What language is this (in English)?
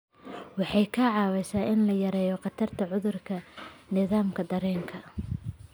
Somali